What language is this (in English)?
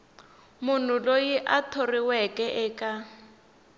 Tsonga